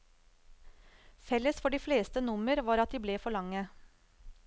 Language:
Norwegian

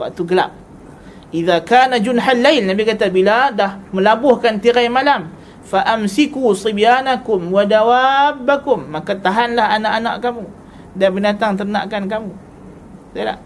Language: Malay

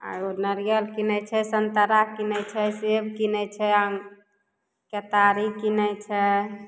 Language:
Maithili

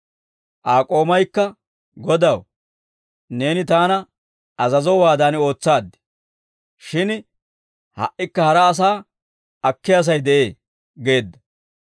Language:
Dawro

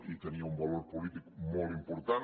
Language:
Catalan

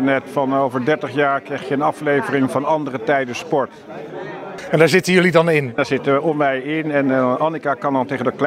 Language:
Dutch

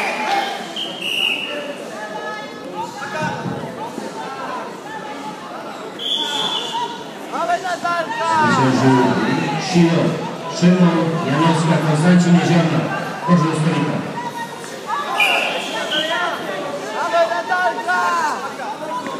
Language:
Polish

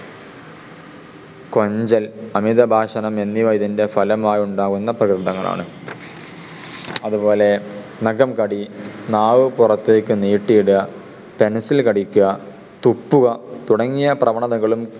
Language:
Malayalam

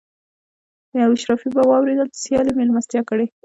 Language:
Pashto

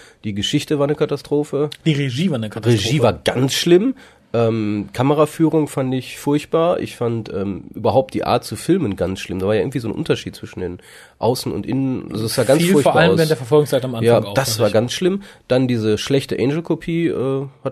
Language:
German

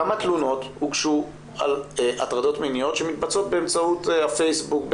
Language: Hebrew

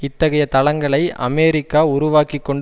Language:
Tamil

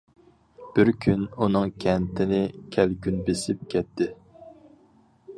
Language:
Uyghur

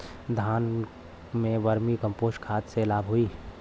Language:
Bhojpuri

